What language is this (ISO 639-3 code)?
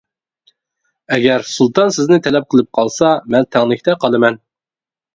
uig